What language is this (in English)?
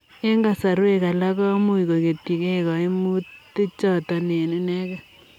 Kalenjin